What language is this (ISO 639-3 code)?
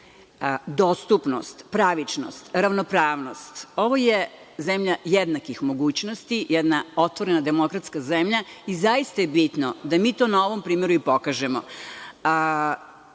srp